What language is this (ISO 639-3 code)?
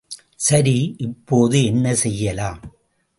tam